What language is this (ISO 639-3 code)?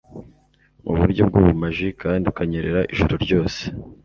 kin